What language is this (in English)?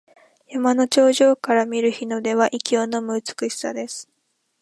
Japanese